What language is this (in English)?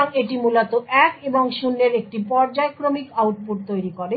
Bangla